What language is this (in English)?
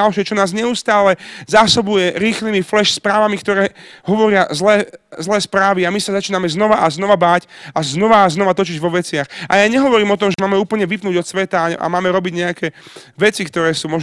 Slovak